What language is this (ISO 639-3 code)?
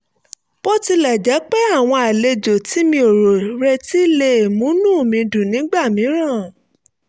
yor